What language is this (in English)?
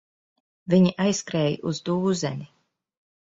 Latvian